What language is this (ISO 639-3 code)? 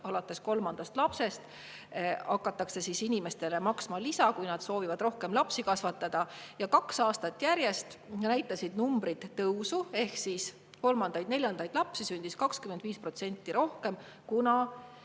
est